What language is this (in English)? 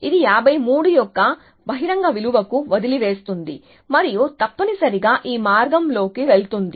Telugu